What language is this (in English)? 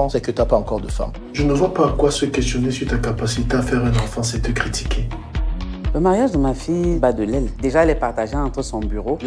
French